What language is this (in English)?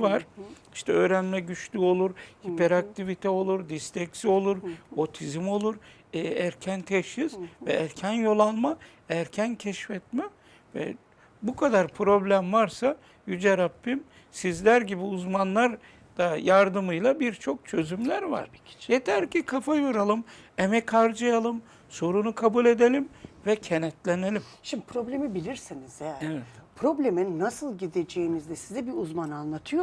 Turkish